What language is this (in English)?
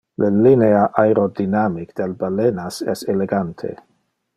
Interlingua